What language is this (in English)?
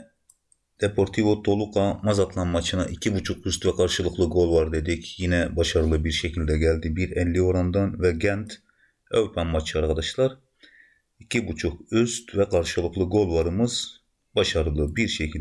Turkish